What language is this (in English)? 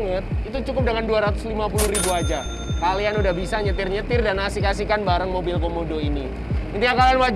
Indonesian